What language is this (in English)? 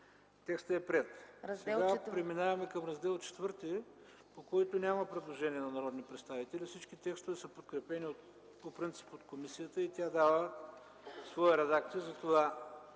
Bulgarian